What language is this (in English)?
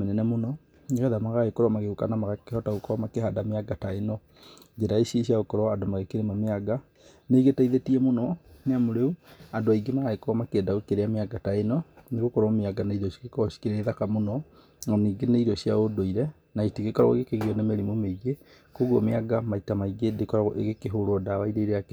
Kikuyu